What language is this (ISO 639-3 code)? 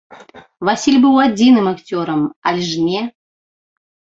bel